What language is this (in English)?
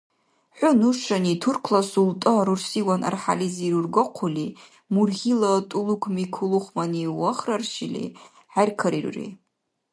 Dargwa